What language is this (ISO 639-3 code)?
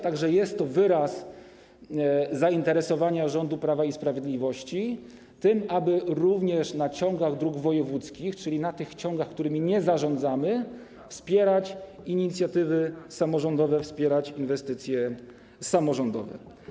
pol